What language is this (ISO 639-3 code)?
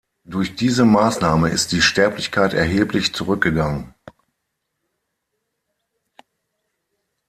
deu